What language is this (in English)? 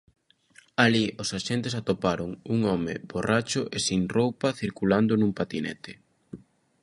Galician